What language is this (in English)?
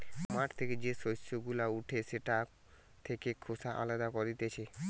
Bangla